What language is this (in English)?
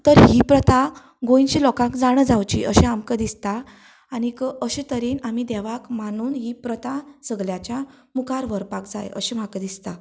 Konkani